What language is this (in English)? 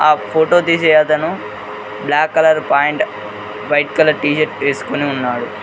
Telugu